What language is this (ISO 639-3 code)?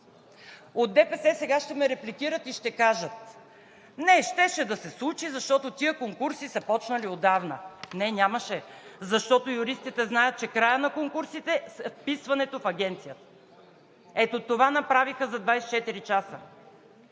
bul